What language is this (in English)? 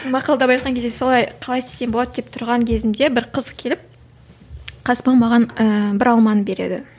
Kazakh